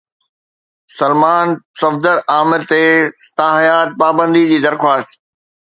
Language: Sindhi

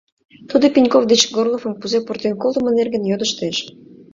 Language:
Mari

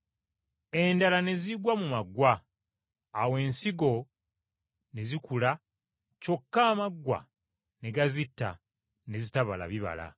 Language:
Ganda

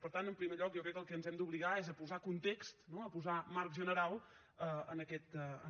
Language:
Catalan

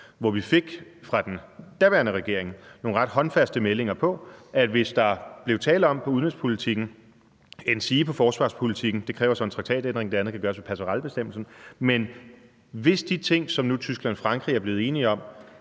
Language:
Danish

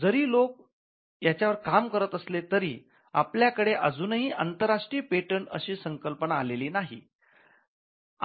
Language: Marathi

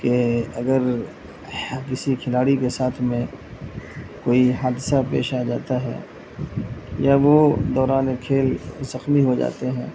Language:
Urdu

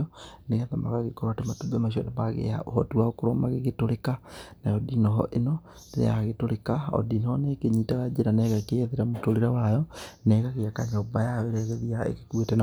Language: Kikuyu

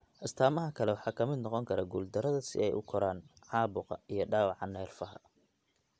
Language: Somali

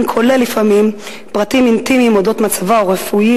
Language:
Hebrew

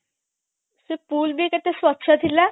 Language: Odia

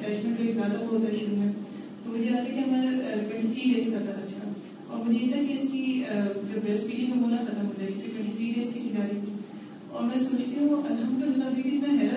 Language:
Urdu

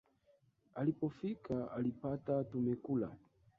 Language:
Swahili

